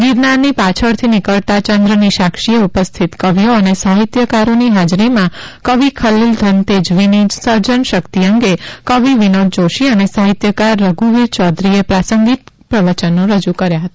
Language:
Gujarati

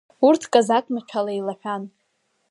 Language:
Abkhazian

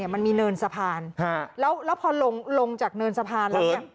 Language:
Thai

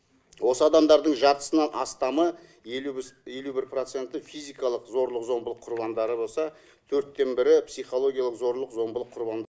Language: Kazakh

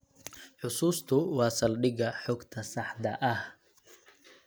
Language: Somali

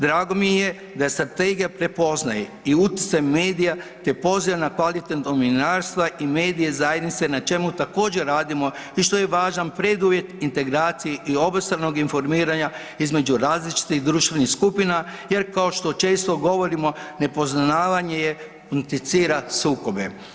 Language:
Croatian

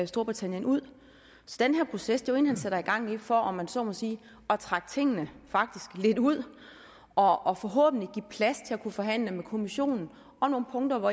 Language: Danish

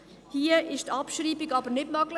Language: Swiss German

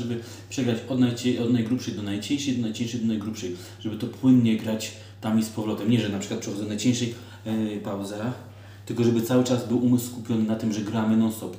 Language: Polish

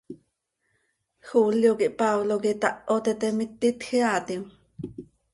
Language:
Seri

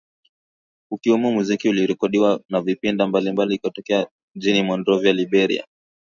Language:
Swahili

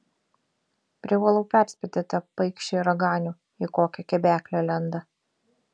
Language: Lithuanian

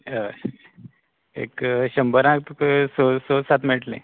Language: Konkani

